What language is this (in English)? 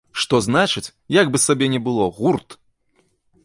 Belarusian